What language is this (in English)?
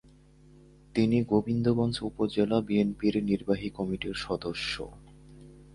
Bangla